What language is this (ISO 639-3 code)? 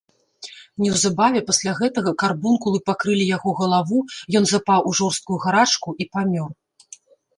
bel